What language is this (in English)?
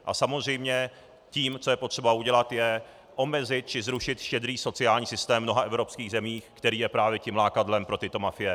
Czech